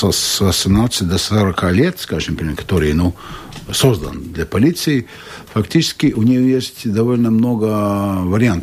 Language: Russian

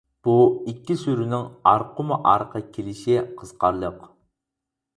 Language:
Uyghur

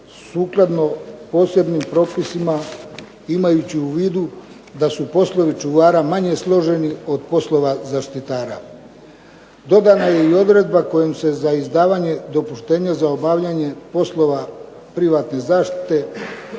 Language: Croatian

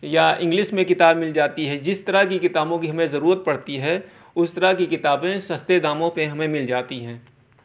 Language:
Urdu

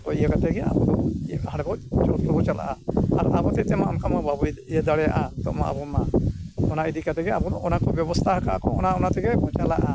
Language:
Santali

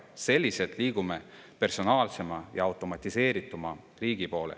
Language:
Estonian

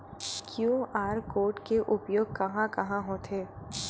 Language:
Chhattisgarhi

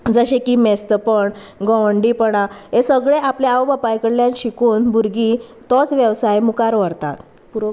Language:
Konkani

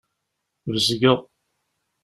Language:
Kabyle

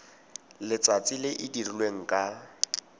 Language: Tswana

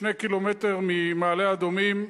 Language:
Hebrew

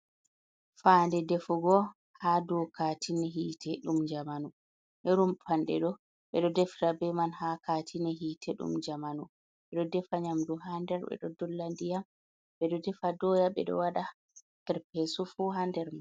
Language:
Fula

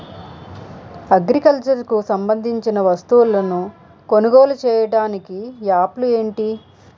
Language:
Telugu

